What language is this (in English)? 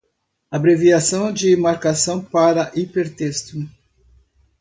Portuguese